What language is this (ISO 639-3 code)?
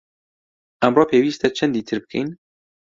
ckb